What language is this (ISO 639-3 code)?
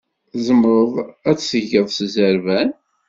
kab